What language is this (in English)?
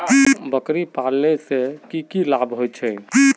Magahi